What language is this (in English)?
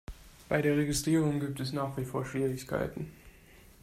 German